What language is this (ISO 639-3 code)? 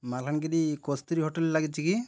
ori